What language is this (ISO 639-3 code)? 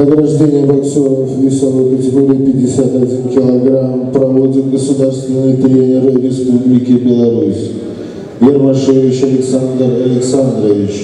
rus